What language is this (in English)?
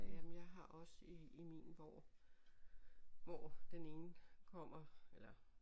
Danish